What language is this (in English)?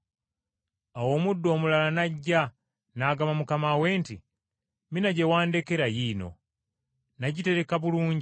Ganda